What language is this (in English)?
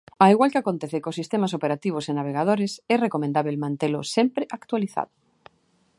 Galician